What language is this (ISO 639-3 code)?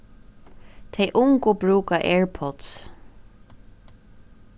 fao